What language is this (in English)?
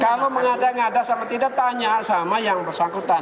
Indonesian